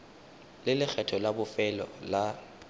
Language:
Tswana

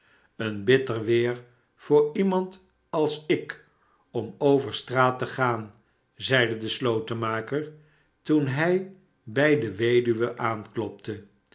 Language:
Dutch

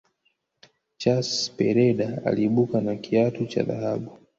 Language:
Swahili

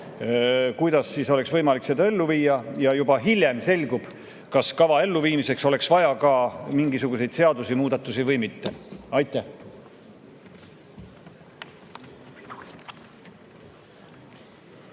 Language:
Estonian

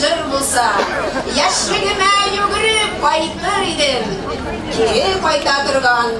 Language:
Ukrainian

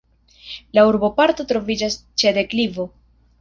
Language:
Esperanto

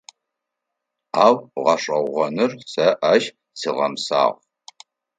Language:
Adyghe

